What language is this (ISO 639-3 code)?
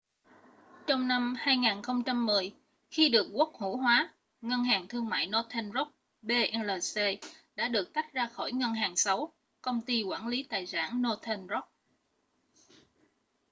vie